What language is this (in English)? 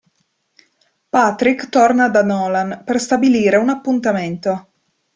Italian